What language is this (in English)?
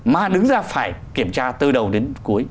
Vietnamese